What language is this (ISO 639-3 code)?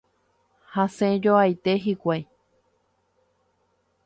grn